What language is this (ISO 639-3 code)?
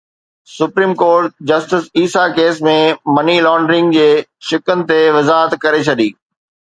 snd